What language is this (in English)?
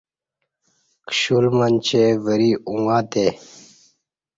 Kati